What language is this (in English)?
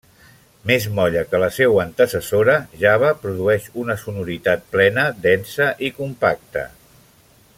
Catalan